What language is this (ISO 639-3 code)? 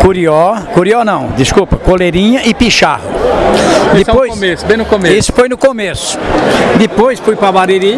por